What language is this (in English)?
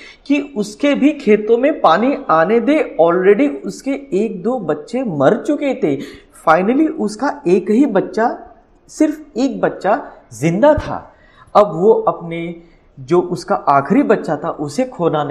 Hindi